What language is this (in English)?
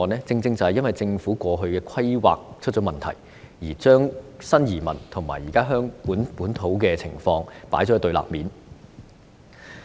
Cantonese